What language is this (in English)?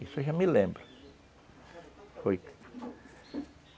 Portuguese